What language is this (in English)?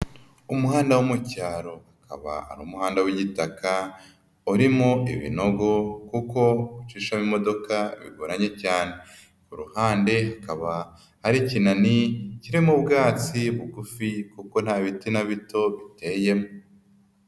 Kinyarwanda